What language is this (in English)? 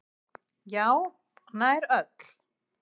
Icelandic